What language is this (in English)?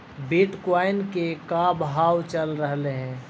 Magahi